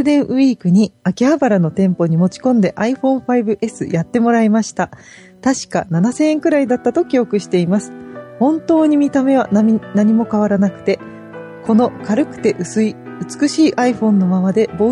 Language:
Japanese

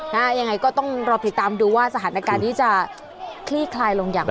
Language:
Thai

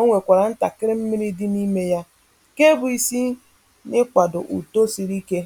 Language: Igbo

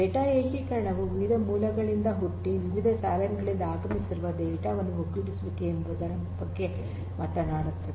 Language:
Kannada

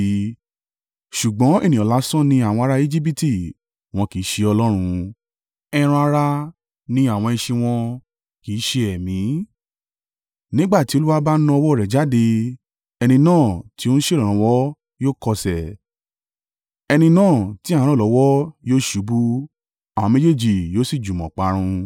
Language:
Yoruba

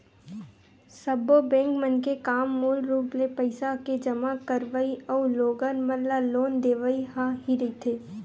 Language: Chhattisgarhi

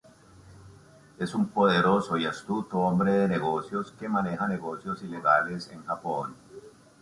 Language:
Spanish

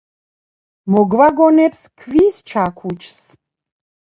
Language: Georgian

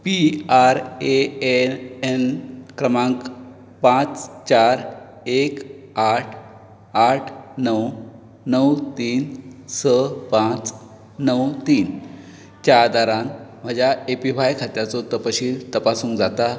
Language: Konkani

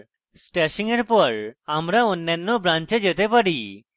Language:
Bangla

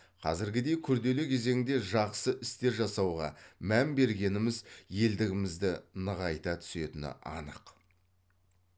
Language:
Kazakh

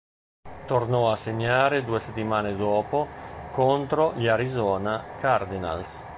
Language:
Italian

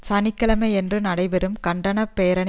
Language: Tamil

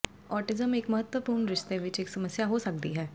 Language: Punjabi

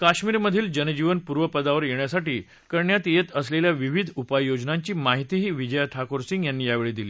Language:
Marathi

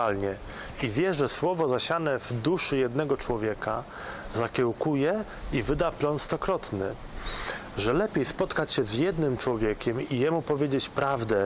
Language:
Polish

